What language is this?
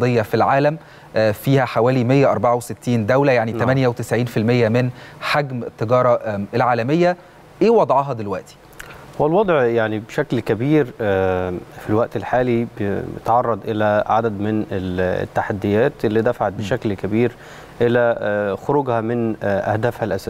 Arabic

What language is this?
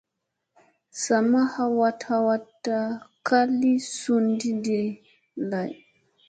Musey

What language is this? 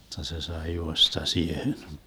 Finnish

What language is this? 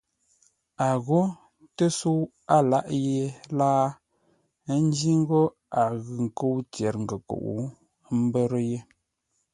Ngombale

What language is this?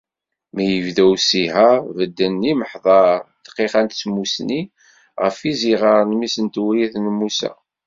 Kabyle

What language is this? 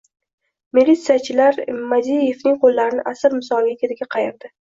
Uzbek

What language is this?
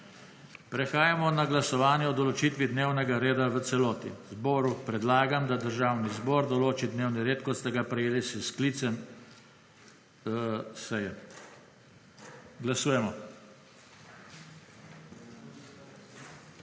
Slovenian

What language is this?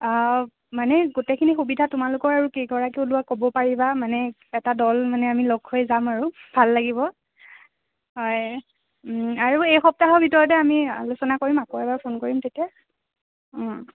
Assamese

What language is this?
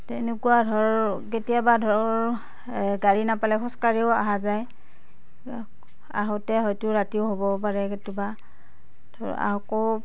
Assamese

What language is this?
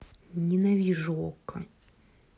Russian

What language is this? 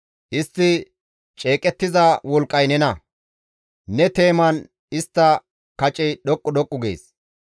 Gamo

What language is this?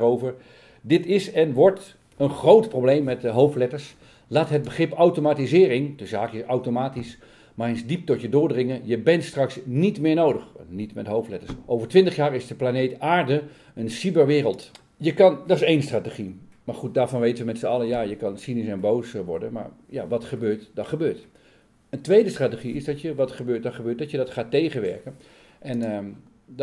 Dutch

